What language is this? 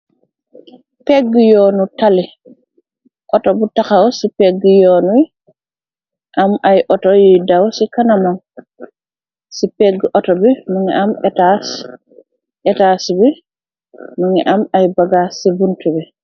Wolof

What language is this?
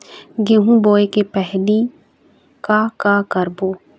Chhattisgarhi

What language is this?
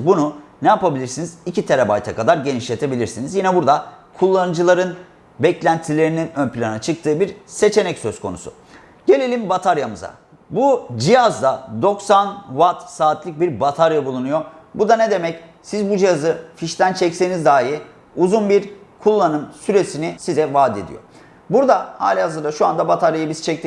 Turkish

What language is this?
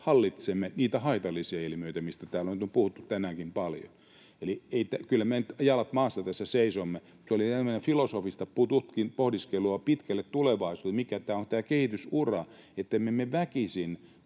Finnish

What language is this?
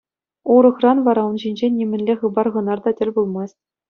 Chuvash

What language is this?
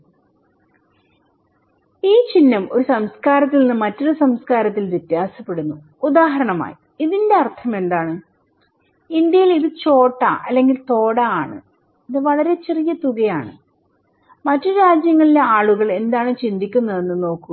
Malayalam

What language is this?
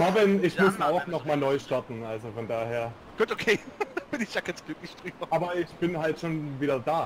German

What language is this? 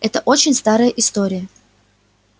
Russian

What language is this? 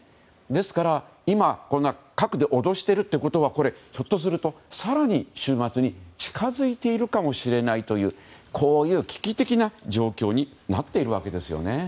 Japanese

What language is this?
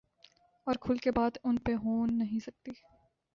Urdu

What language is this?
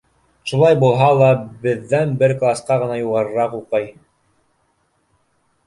Bashkir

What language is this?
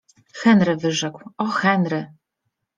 Polish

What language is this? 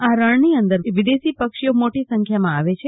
Gujarati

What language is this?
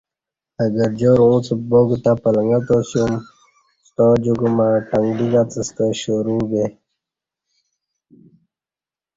Kati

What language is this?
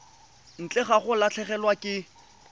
Tswana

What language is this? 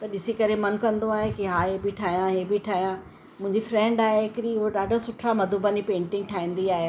Sindhi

